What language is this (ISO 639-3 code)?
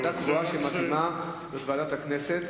heb